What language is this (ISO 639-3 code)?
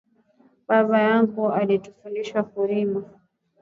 swa